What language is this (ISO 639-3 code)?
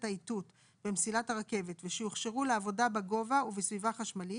heb